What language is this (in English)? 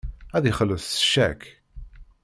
Kabyle